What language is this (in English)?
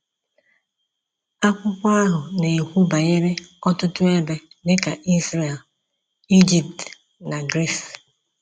Igbo